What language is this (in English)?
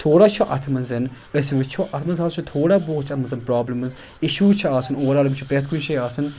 Kashmiri